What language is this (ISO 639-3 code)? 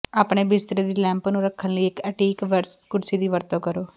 pan